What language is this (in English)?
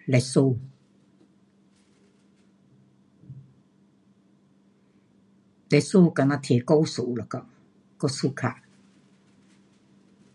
Pu-Xian Chinese